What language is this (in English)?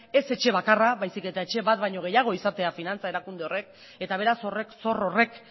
Basque